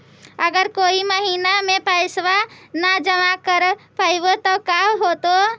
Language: Magahi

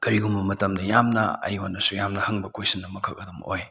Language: Manipuri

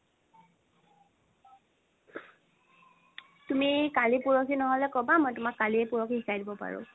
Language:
Assamese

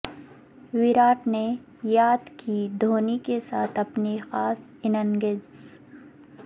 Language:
Urdu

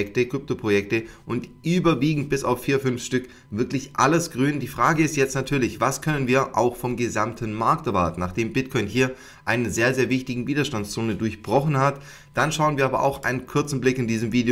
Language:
German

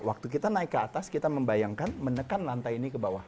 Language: Indonesian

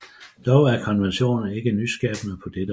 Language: Danish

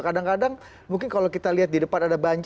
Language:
Indonesian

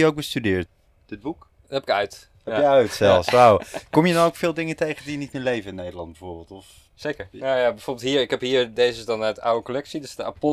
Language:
Dutch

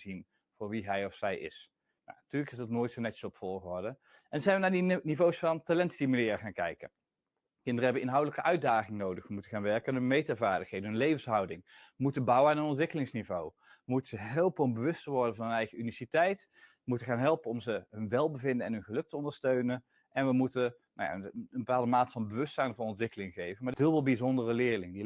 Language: Dutch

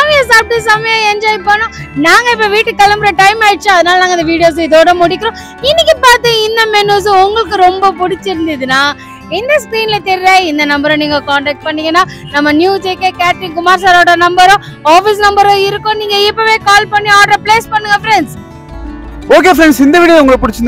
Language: Indonesian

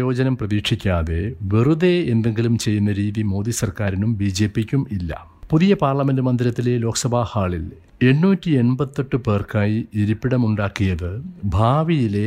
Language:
Malayalam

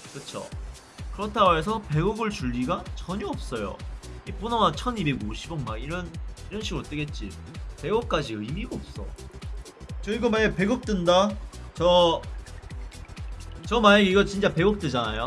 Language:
Korean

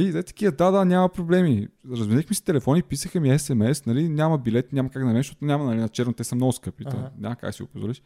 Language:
Bulgarian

